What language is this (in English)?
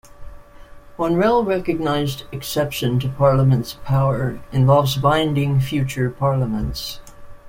English